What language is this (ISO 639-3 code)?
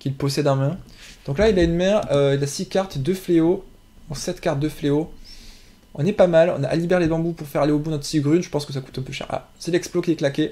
fra